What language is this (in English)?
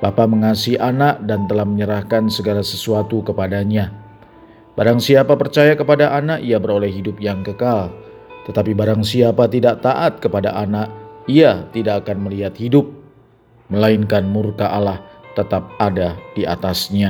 Indonesian